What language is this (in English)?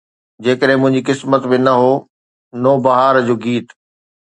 Sindhi